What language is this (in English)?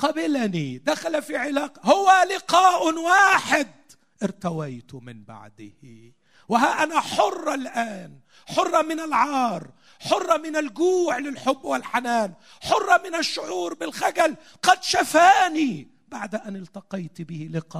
Arabic